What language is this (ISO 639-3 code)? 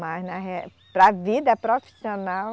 por